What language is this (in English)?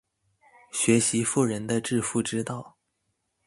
Chinese